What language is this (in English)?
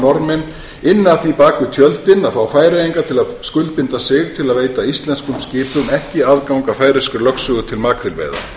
Icelandic